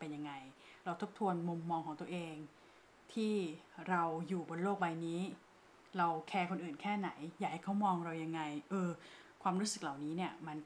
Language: Thai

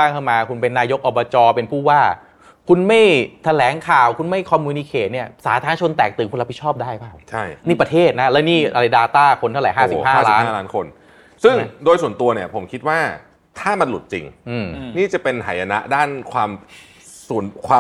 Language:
Thai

